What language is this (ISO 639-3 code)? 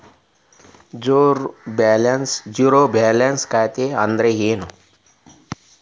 kan